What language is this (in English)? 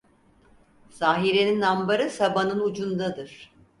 Turkish